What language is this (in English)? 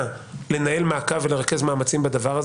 Hebrew